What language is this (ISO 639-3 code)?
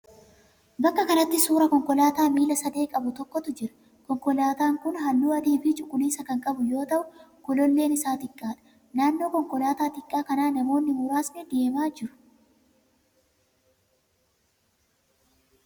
orm